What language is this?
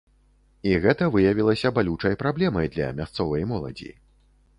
Belarusian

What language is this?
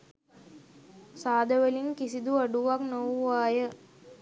Sinhala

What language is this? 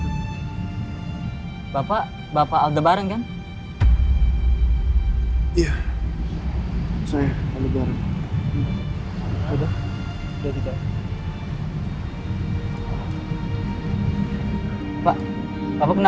Indonesian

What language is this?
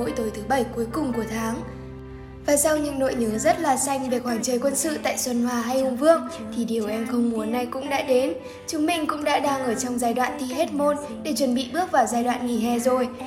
Vietnamese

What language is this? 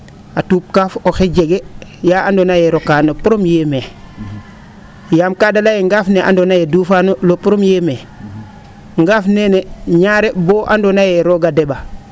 Serer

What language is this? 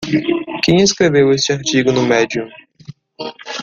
Portuguese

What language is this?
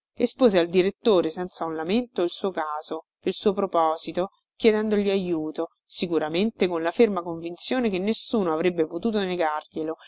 Italian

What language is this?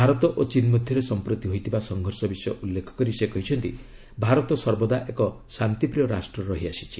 Odia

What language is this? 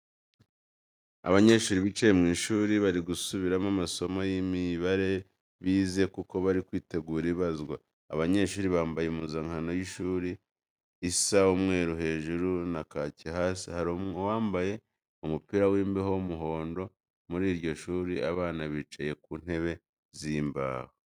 Kinyarwanda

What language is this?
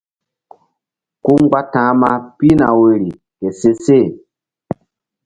Mbum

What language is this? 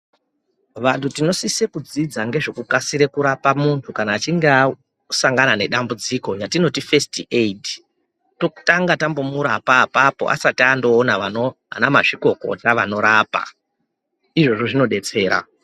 Ndau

